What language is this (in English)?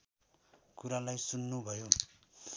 Nepali